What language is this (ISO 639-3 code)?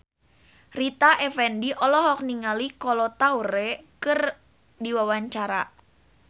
sun